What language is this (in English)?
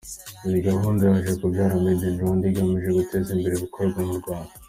Kinyarwanda